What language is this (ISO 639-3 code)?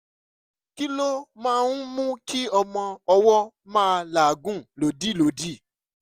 yor